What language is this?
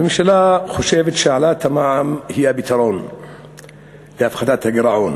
Hebrew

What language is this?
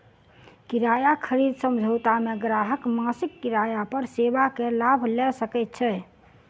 Maithili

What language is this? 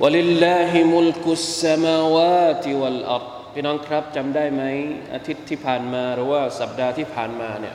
Thai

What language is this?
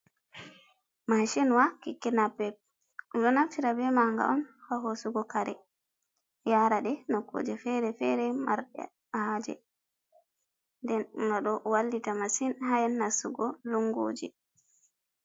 Fula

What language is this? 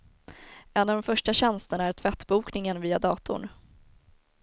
Swedish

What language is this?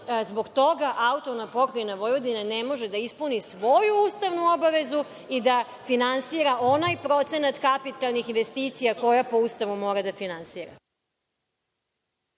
Serbian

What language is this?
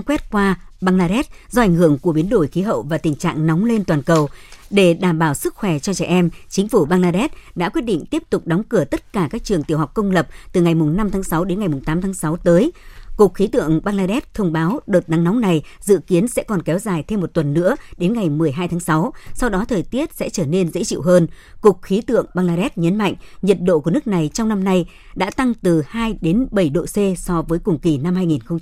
Vietnamese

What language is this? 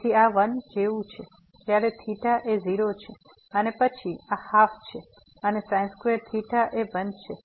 Gujarati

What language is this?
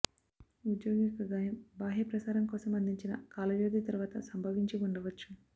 Telugu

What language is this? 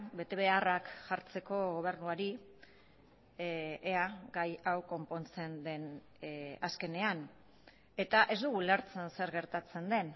Basque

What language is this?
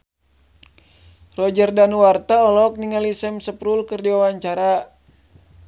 Sundanese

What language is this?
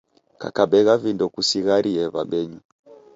Taita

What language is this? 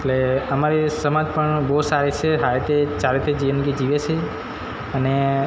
Gujarati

